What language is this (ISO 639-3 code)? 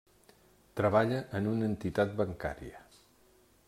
cat